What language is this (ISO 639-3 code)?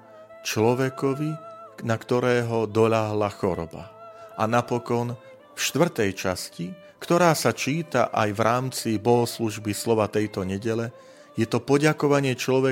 slk